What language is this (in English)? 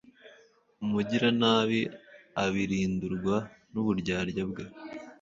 Kinyarwanda